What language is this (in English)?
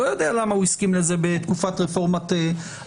Hebrew